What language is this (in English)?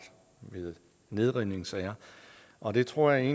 Danish